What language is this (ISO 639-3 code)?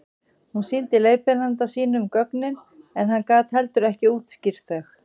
isl